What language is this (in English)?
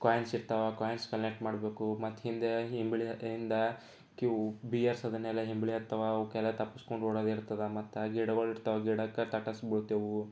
Kannada